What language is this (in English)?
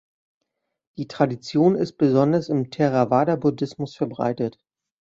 German